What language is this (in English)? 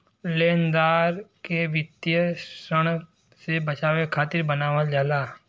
Bhojpuri